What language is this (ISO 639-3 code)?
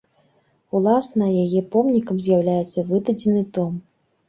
bel